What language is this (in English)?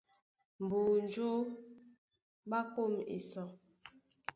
Duala